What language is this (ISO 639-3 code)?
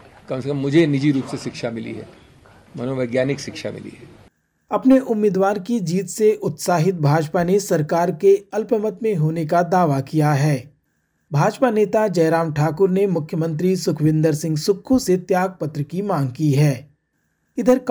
hin